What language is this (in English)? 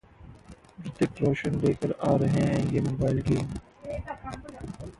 Hindi